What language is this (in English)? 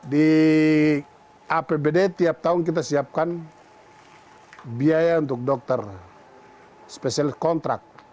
Indonesian